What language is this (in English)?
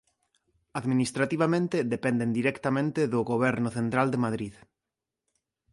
Galician